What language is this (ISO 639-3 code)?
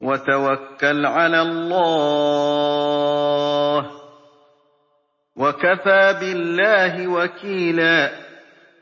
ara